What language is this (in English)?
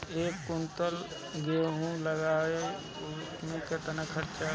Bhojpuri